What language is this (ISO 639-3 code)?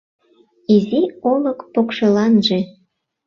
chm